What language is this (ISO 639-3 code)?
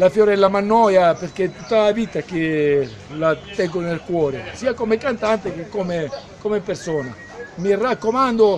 ita